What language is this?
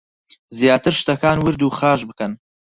Central Kurdish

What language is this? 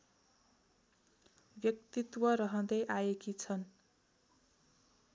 Nepali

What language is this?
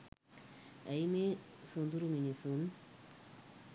Sinhala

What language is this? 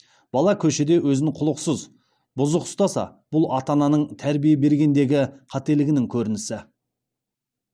Kazakh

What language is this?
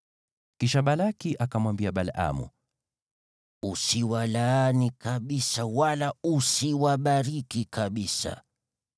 Swahili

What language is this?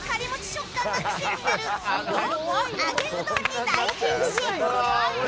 Japanese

